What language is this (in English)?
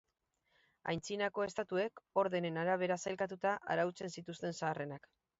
Basque